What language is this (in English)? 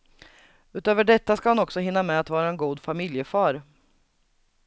Swedish